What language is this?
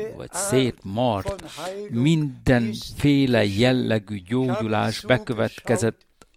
Hungarian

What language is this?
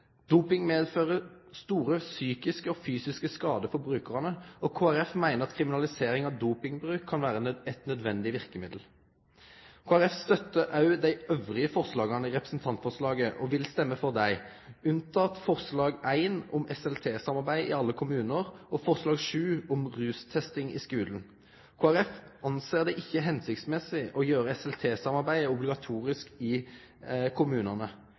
Norwegian Nynorsk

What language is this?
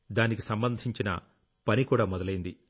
Telugu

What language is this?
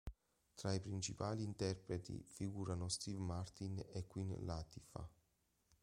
Italian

